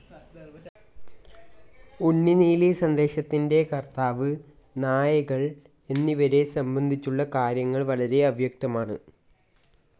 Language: Malayalam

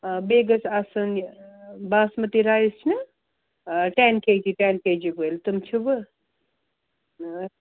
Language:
Kashmiri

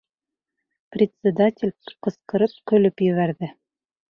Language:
Bashkir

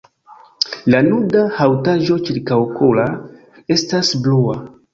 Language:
Esperanto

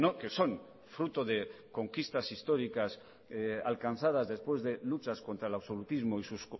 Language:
Spanish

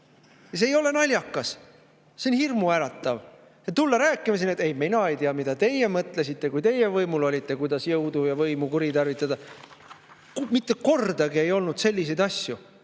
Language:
Estonian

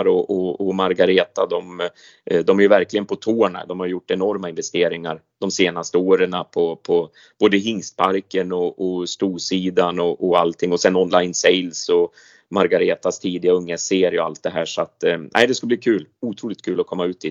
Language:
Swedish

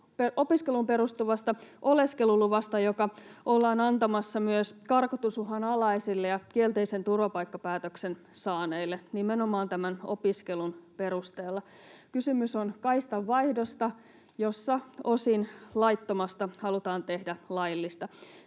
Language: Finnish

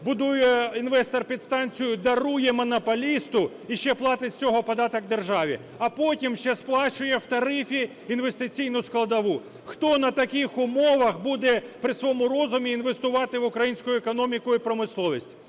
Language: Ukrainian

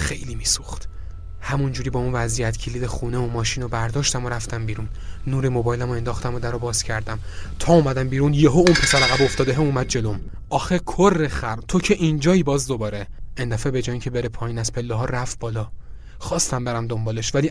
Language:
Persian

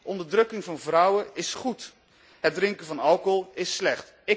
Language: Dutch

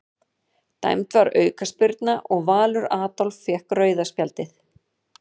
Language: Icelandic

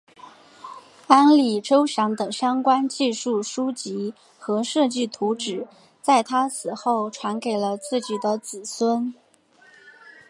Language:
Chinese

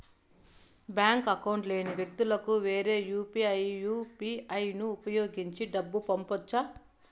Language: Telugu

